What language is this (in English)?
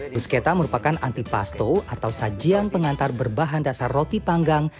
Indonesian